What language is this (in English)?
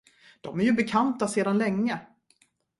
Swedish